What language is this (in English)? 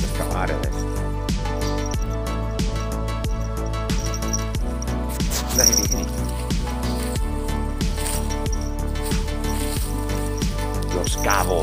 Italian